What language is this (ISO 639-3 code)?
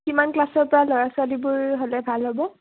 asm